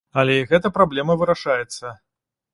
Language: Belarusian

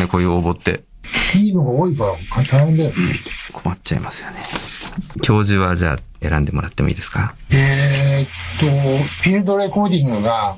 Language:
Japanese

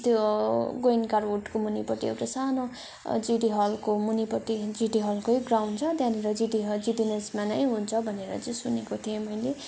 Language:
Nepali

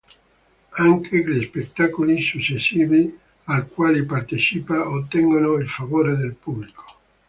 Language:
Italian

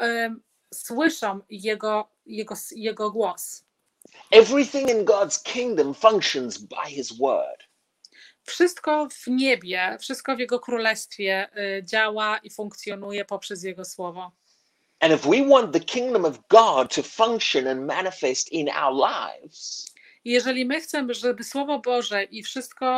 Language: Polish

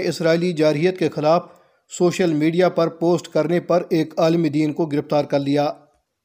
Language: Urdu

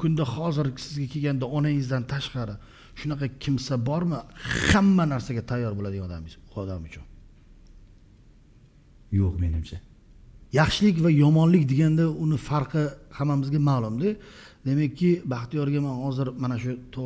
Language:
Turkish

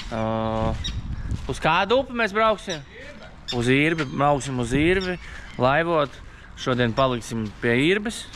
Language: Latvian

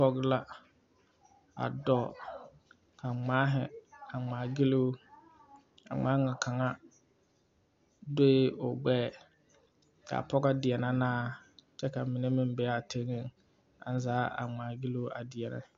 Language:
Southern Dagaare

